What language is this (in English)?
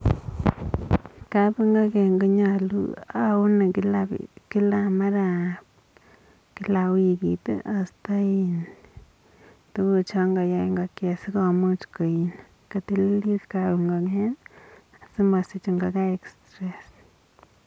Kalenjin